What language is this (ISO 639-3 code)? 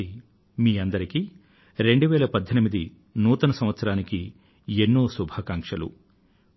tel